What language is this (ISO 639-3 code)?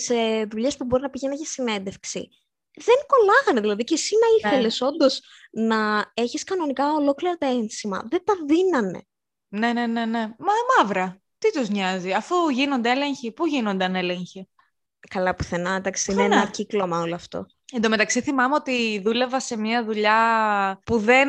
ell